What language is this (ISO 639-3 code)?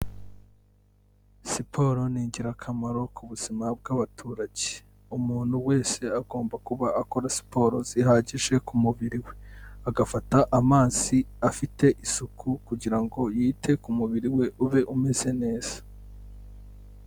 kin